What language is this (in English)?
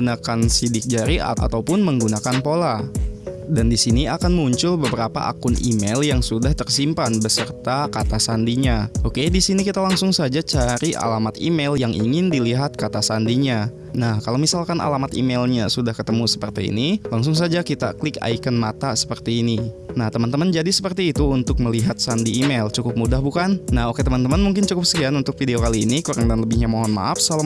Indonesian